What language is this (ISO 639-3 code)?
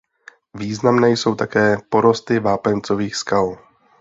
ces